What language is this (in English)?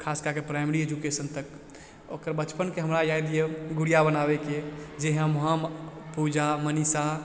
Maithili